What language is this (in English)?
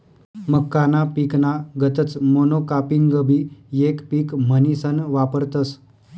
Marathi